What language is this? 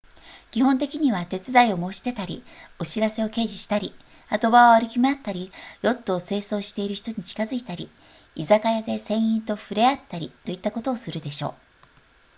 Japanese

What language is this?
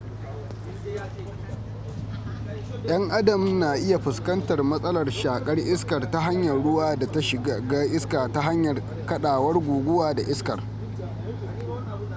Hausa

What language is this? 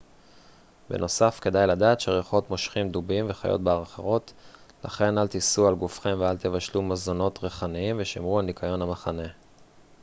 Hebrew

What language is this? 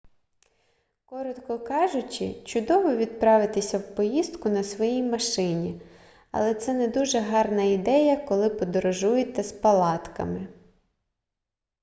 Ukrainian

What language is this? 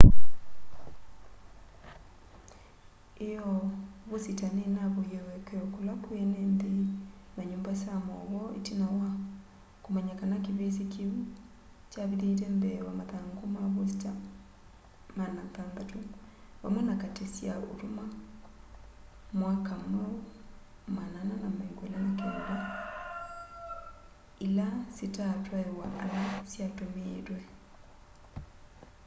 Kamba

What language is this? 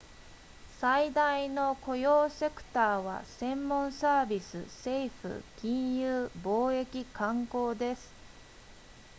Japanese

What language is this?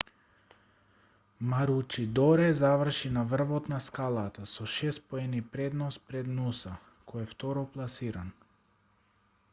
Macedonian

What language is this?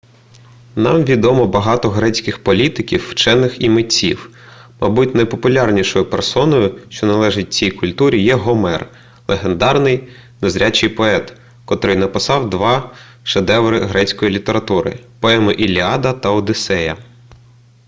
Ukrainian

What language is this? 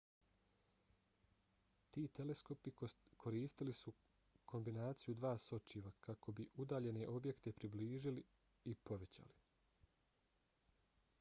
Bosnian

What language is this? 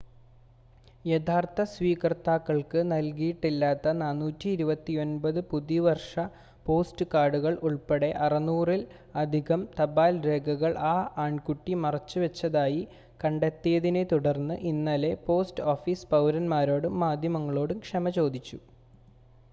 Malayalam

